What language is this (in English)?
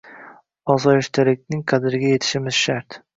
Uzbek